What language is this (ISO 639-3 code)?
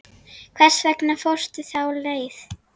isl